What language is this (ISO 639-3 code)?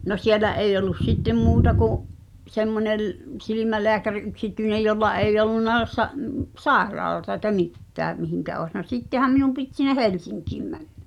fin